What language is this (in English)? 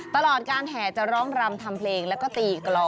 Thai